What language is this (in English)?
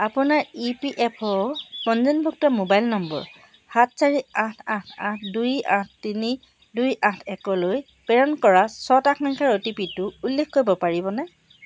Assamese